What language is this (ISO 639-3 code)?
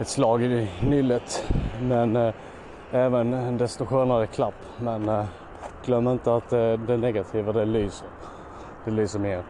swe